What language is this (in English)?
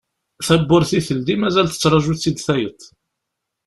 Kabyle